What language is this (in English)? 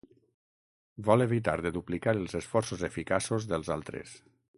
Catalan